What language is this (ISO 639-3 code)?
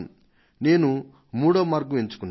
tel